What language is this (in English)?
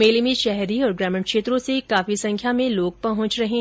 Hindi